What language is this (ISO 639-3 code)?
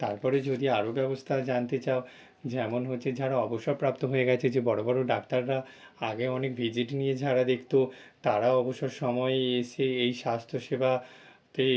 ben